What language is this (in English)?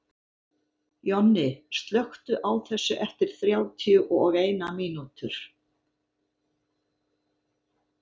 Icelandic